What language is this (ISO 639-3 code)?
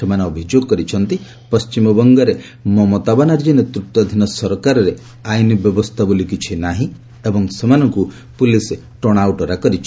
ori